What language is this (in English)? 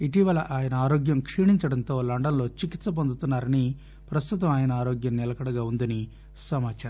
Telugu